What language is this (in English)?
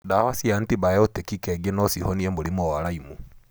Kikuyu